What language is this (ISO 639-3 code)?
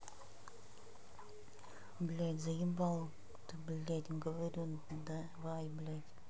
rus